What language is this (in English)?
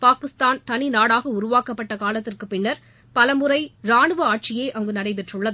Tamil